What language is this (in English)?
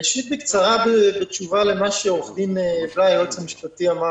Hebrew